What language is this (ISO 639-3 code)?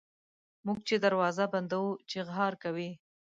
pus